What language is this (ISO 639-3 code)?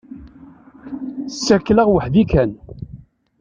kab